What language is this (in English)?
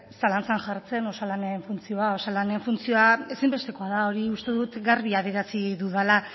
Basque